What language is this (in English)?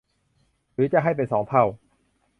Thai